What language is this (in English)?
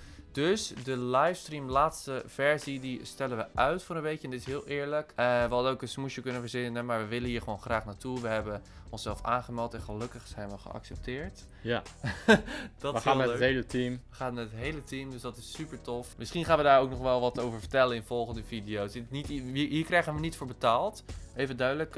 Dutch